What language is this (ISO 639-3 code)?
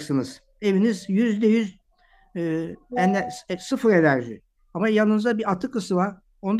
tur